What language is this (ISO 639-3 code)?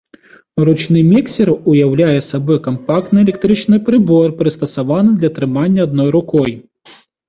bel